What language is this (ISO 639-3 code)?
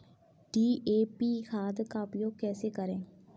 hin